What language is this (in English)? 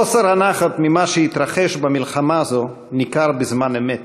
Hebrew